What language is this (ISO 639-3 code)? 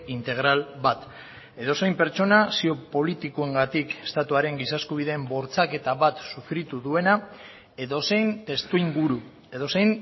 eus